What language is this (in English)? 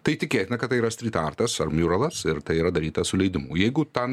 Lithuanian